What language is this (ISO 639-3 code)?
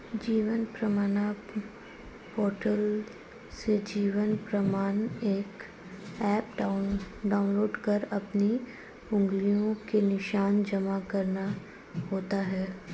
hin